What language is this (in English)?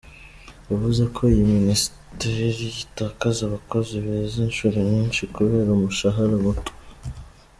Kinyarwanda